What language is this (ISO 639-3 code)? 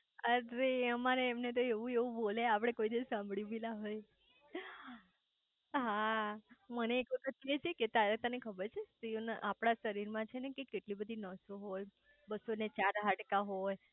guj